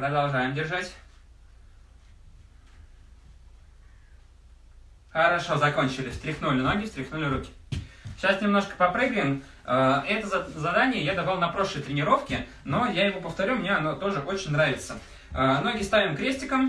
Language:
Russian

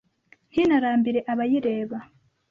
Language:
Kinyarwanda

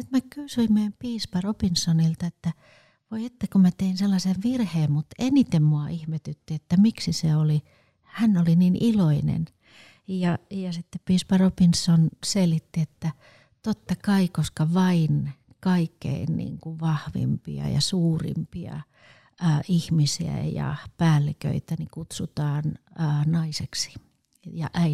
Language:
Finnish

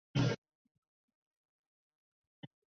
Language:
Chinese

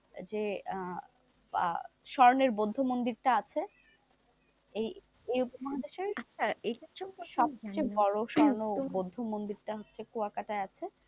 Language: Bangla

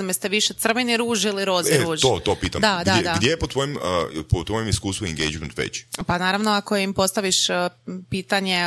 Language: Croatian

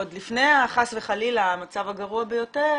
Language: Hebrew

